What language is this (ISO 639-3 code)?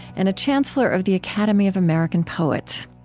eng